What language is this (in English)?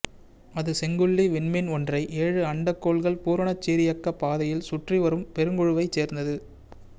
Tamil